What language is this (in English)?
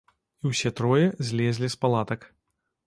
Belarusian